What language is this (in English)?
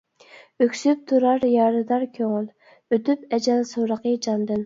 Uyghur